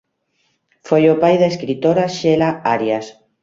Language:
Galician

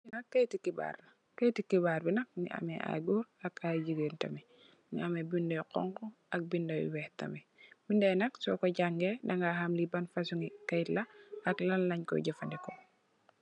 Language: Wolof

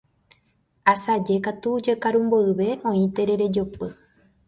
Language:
Guarani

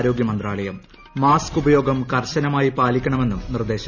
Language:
Malayalam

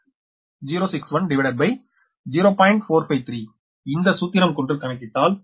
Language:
Tamil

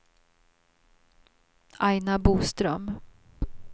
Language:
Swedish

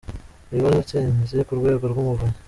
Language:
Kinyarwanda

